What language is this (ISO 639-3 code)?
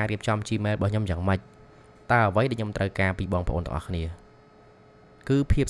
vie